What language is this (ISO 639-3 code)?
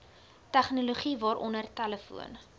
afr